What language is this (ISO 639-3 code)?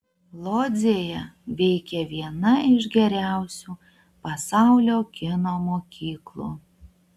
lit